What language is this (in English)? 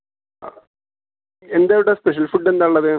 Malayalam